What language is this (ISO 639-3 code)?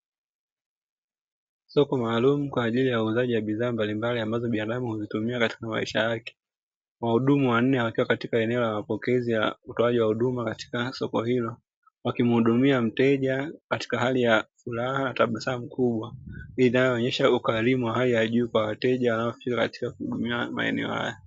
swa